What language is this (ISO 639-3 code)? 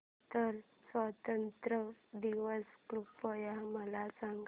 mar